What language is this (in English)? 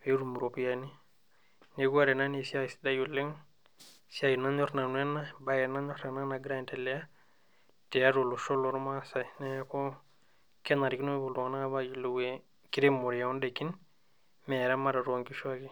Masai